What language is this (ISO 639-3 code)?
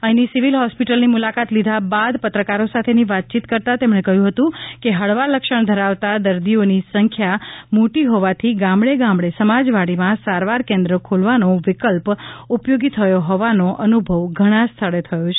guj